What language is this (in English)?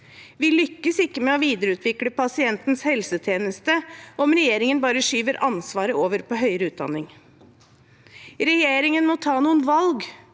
Norwegian